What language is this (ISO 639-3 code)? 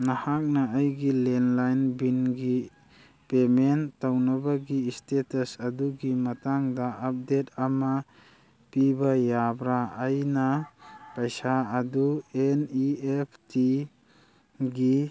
mni